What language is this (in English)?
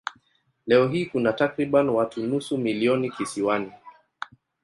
Swahili